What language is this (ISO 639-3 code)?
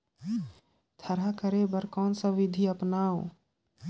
hne